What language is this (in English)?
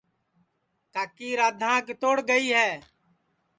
Sansi